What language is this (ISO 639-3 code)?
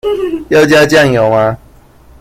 zho